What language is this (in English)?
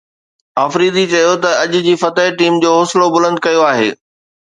Sindhi